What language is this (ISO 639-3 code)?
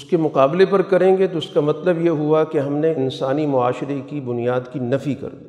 urd